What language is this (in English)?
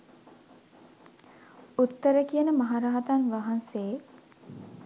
Sinhala